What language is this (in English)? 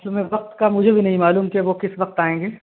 Urdu